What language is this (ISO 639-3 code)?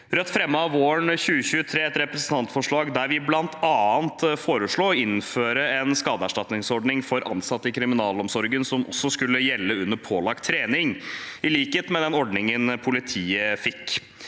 nor